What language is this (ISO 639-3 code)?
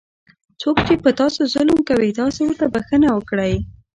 pus